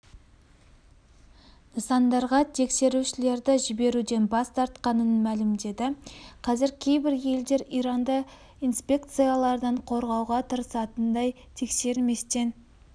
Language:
Kazakh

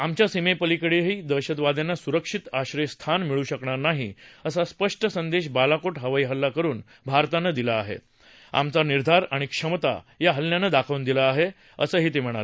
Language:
Marathi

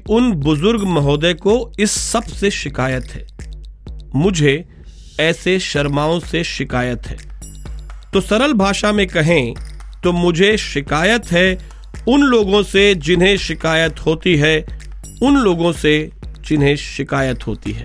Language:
Hindi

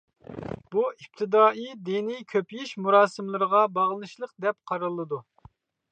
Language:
Uyghur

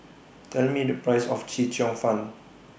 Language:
English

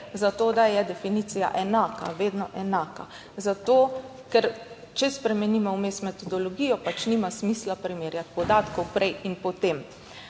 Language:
Slovenian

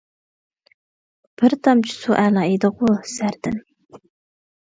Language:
Uyghur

